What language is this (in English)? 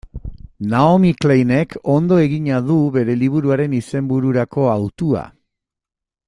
Basque